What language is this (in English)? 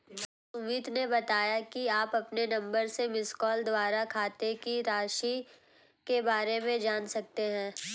Hindi